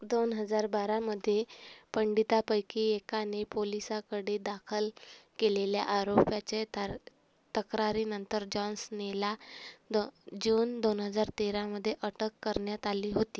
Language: Marathi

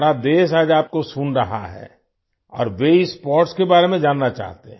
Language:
Hindi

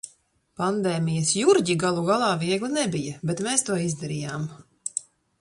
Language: Latvian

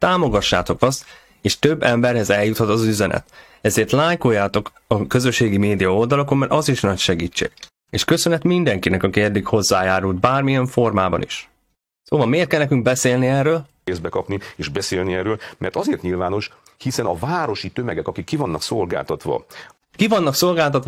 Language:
Hungarian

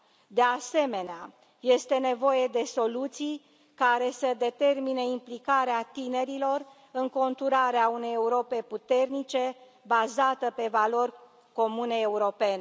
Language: Romanian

